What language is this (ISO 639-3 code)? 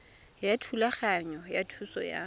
tsn